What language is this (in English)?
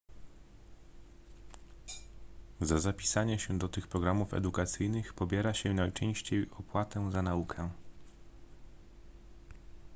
Polish